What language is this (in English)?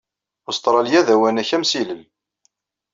Kabyle